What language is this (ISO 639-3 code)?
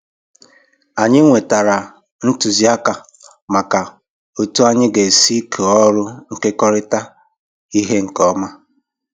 ibo